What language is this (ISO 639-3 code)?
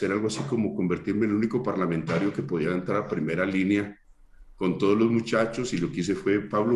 spa